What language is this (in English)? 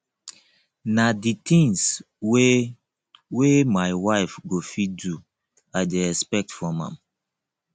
Nigerian Pidgin